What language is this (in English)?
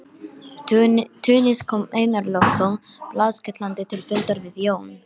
Icelandic